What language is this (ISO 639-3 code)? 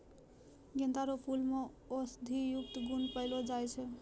mai